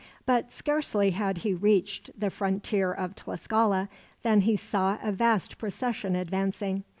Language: English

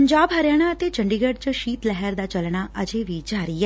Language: Punjabi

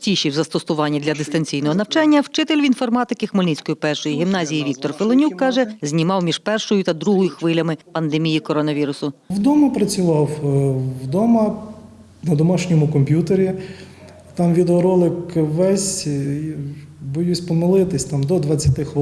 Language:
Ukrainian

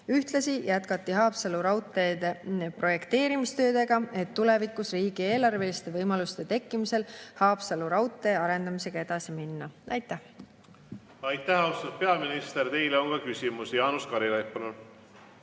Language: Estonian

